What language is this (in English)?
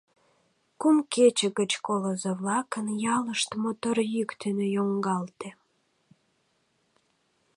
Mari